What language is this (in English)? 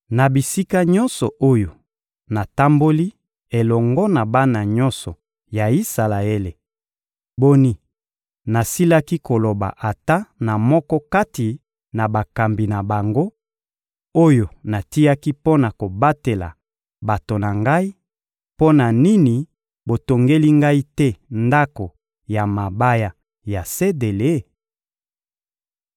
Lingala